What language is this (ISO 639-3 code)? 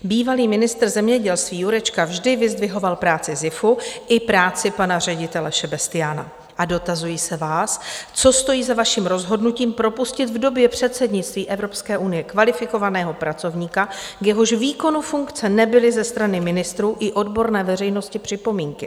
ces